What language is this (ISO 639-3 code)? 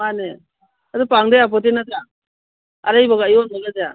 mni